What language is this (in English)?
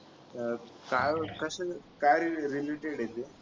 Marathi